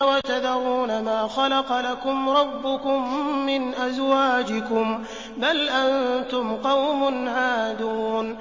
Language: Arabic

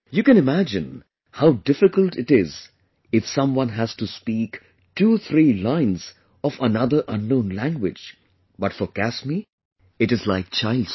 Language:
English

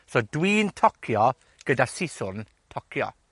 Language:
Welsh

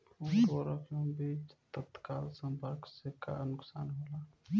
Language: Bhojpuri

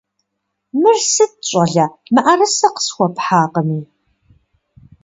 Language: Kabardian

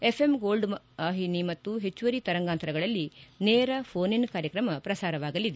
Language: Kannada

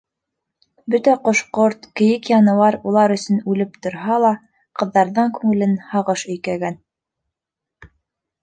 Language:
Bashkir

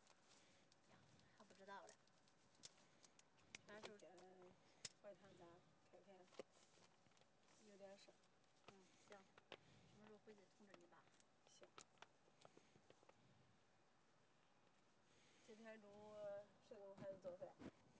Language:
Chinese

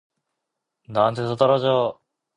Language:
Korean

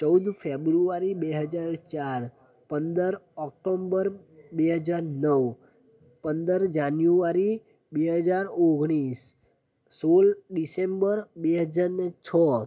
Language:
Gujarati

